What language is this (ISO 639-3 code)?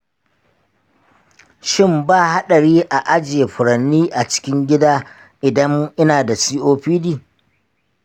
hau